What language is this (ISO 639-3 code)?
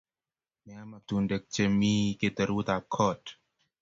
kln